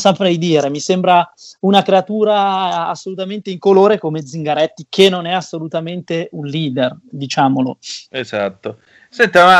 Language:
Italian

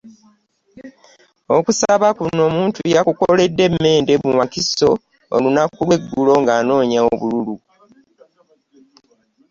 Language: Ganda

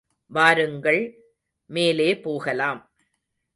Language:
Tamil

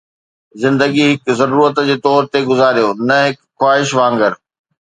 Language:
Sindhi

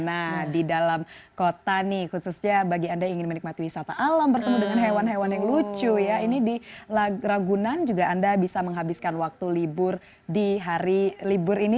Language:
Indonesian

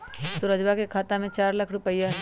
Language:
Magahi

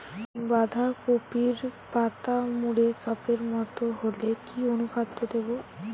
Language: Bangla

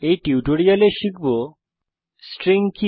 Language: Bangla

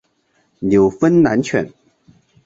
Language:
Chinese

